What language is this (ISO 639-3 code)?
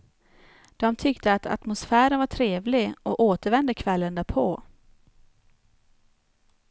swe